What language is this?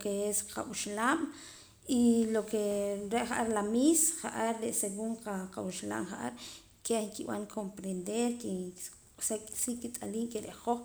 Poqomam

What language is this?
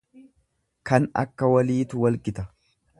Oromo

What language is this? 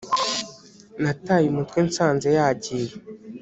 Kinyarwanda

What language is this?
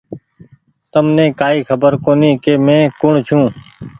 Goaria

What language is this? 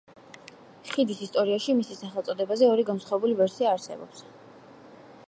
Georgian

